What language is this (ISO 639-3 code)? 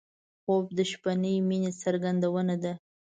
pus